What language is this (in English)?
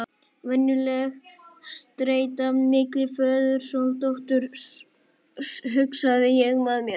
Icelandic